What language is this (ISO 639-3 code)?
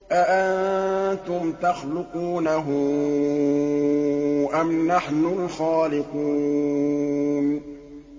ara